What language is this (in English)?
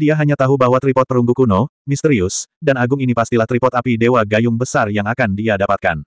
Indonesian